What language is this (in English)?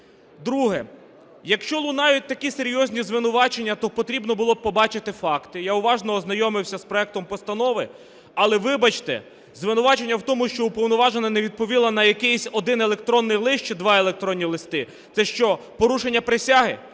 Ukrainian